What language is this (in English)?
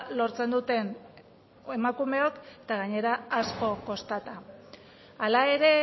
Basque